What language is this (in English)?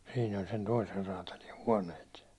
Finnish